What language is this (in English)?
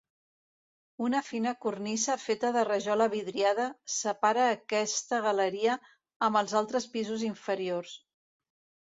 Catalan